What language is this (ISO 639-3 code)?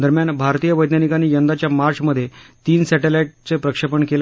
mar